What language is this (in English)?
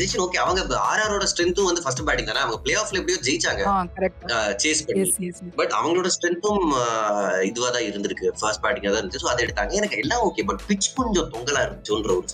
Tamil